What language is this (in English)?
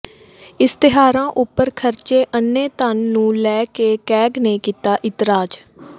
Punjabi